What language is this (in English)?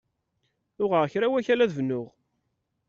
Kabyle